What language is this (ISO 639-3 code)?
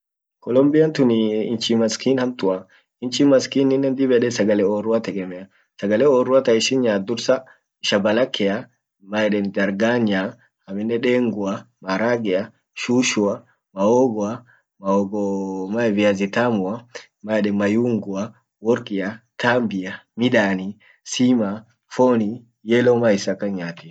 orc